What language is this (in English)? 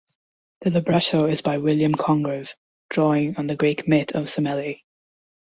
English